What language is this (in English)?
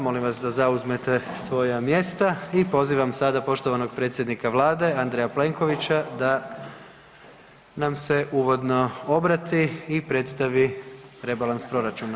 Croatian